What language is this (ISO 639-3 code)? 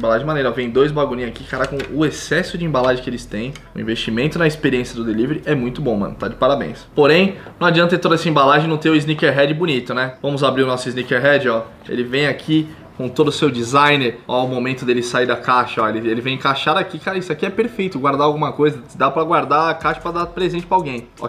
por